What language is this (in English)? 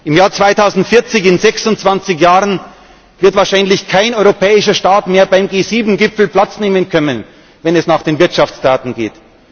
German